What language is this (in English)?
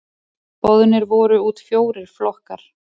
Icelandic